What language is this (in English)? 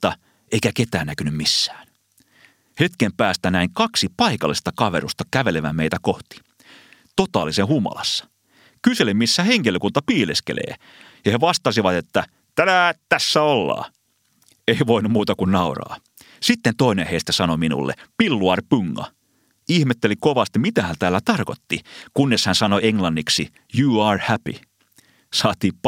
Finnish